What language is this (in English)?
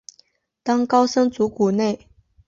Chinese